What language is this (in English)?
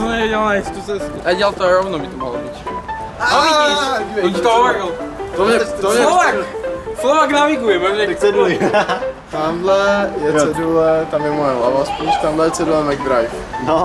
Czech